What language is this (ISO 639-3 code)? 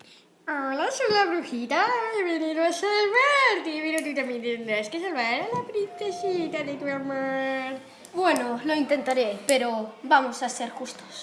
spa